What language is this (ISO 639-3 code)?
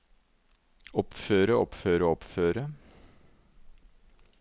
nor